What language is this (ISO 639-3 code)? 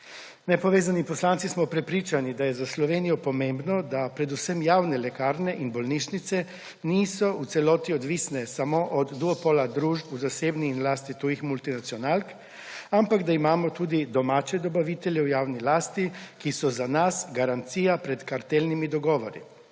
slv